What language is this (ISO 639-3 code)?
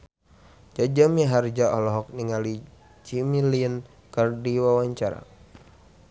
sun